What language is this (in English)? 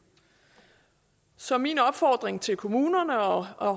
Danish